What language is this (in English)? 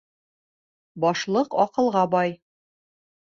Bashkir